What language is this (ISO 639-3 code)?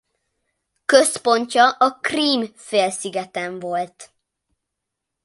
hun